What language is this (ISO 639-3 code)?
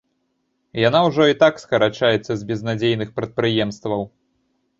bel